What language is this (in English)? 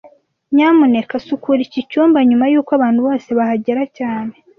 Kinyarwanda